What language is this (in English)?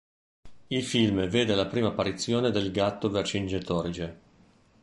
Italian